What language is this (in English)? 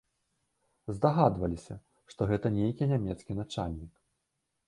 Belarusian